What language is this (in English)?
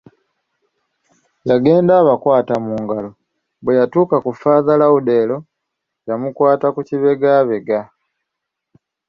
Ganda